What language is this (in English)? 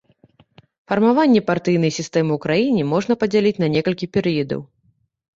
Belarusian